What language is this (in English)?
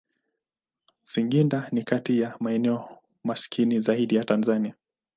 Swahili